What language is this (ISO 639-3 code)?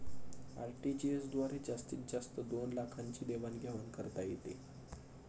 mar